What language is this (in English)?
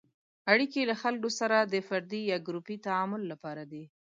Pashto